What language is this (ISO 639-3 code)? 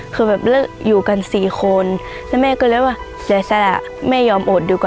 tha